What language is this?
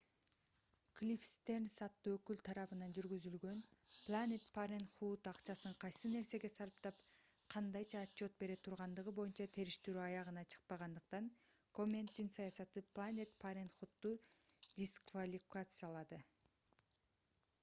Kyrgyz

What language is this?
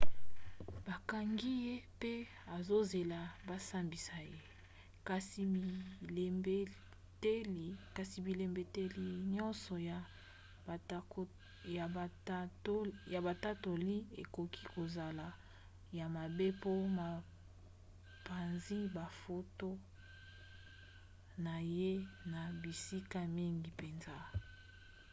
Lingala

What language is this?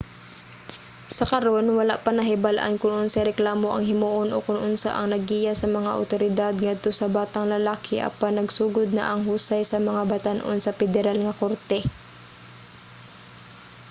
Cebuano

